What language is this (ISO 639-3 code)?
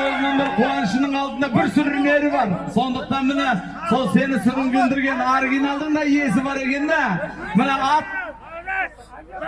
tur